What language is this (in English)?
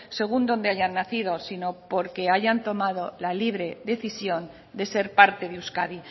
Spanish